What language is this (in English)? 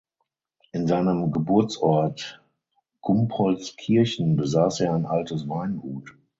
German